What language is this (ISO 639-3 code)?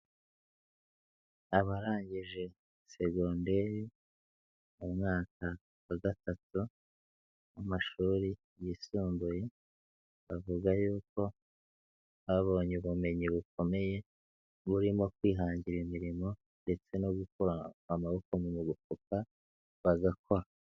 kin